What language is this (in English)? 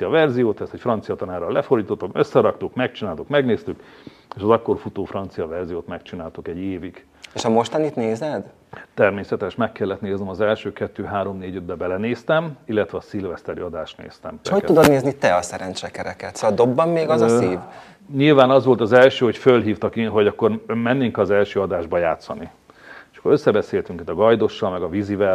Hungarian